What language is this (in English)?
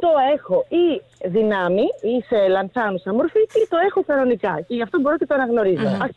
Greek